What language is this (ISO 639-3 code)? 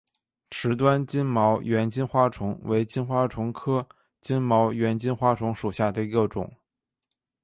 zho